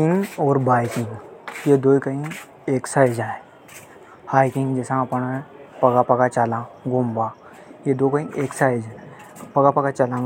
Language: Hadothi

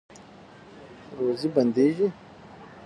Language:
Pashto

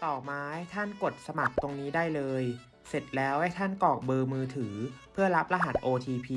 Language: Thai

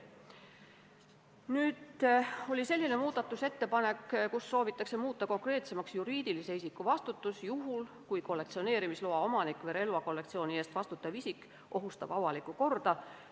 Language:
Estonian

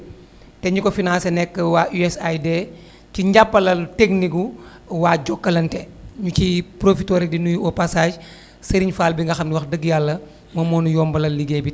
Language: Wolof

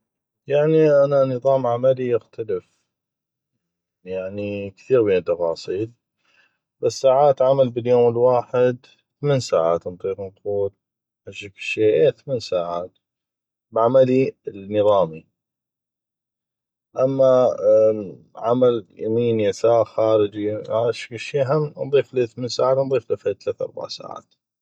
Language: North Mesopotamian Arabic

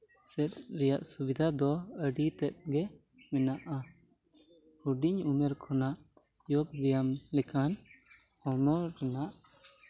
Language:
Santali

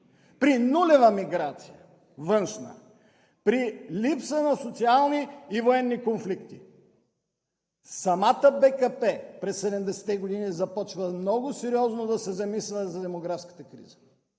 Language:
Bulgarian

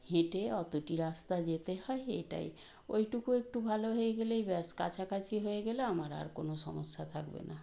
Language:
Bangla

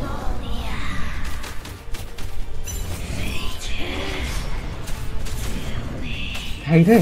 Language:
Vietnamese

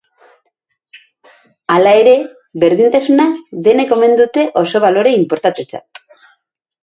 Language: Basque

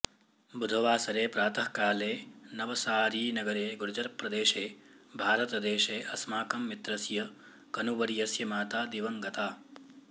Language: Sanskrit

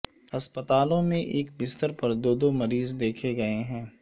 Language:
Urdu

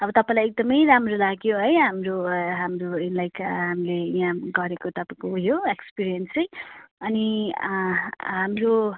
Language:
Nepali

